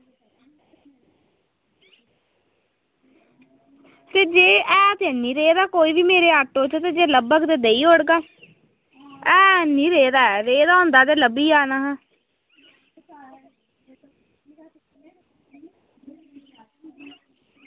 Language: Dogri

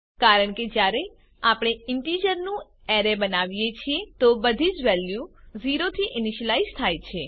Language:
Gujarati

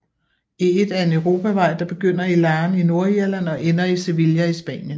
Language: Danish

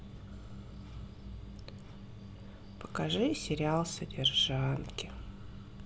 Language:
Russian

